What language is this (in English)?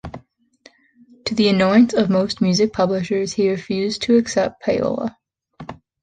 English